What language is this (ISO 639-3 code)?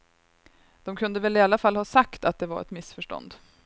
swe